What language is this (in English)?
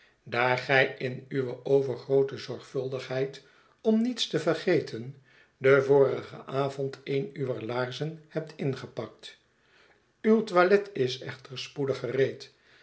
Dutch